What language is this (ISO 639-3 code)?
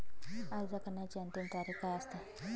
mar